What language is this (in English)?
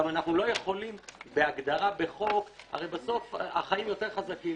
Hebrew